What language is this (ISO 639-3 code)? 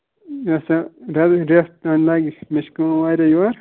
kas